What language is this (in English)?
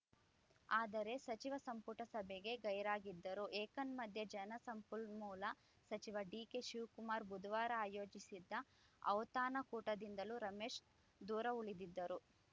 Kannada